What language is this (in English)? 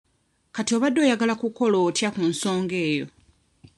Ganda